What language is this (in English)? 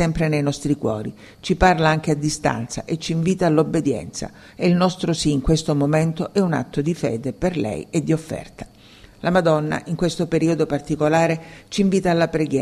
Italian